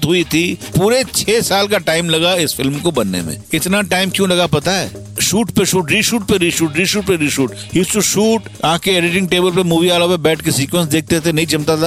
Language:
Hindi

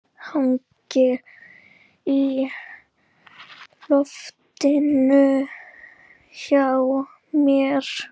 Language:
Icelandic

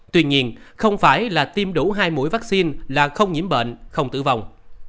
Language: Vietnamese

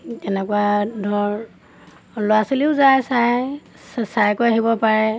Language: Assamese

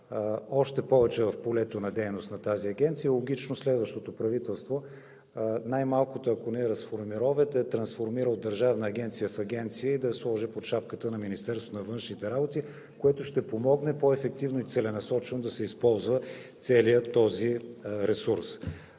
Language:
Bulgarian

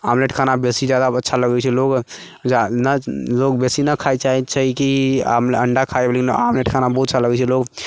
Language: Maithili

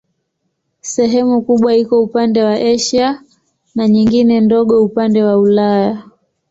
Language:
Swahili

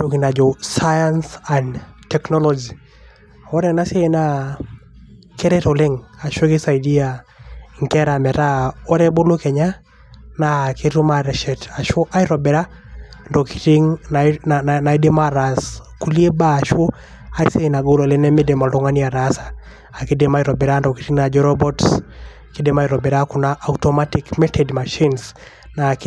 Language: Masai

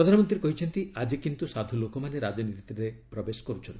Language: Odia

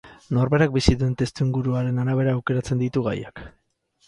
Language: Basque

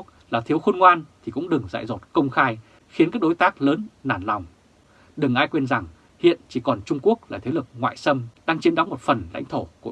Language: Vietnamese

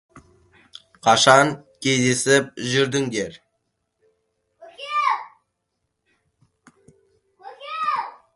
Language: Kazakh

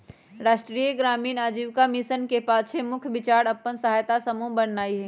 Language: Magahi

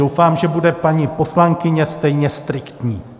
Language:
Czech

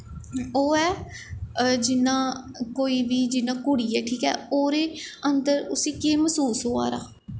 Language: Dogri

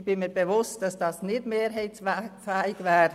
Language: Swiss German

